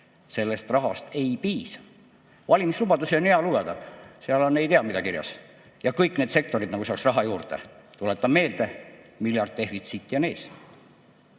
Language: Estonian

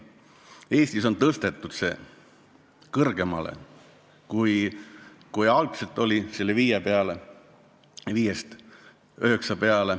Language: Estonian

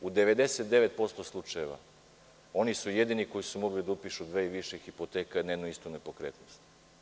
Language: Serbian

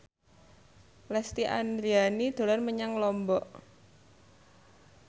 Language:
Javanese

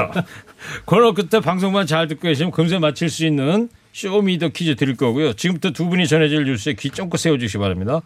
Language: Korean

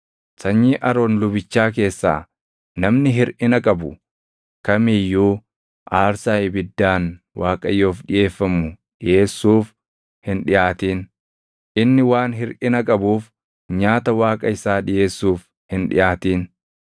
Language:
Oromo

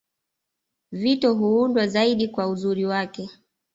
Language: Swahili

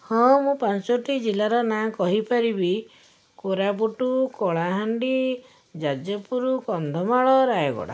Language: Odia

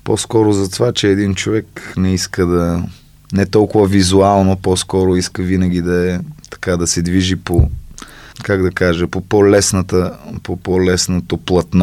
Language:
Bulgarian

